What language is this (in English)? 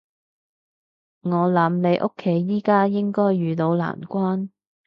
Cantonese